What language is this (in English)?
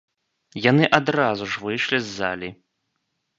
Belarusian